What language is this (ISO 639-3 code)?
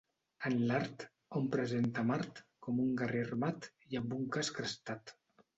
cat